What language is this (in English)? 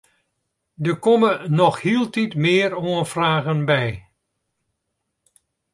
Western Frisian